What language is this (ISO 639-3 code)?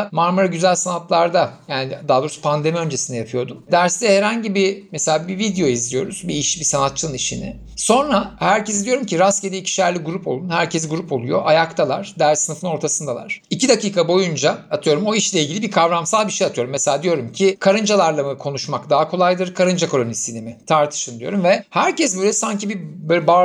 tur